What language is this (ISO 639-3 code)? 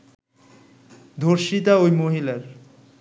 ben